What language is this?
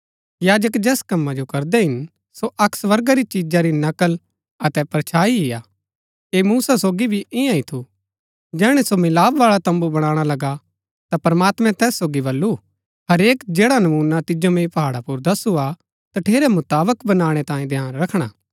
Gaddi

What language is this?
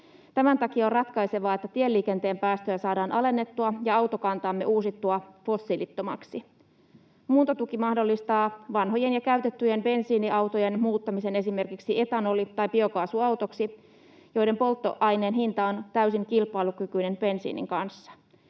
Finnish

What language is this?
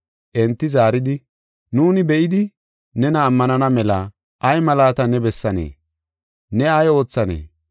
Gofa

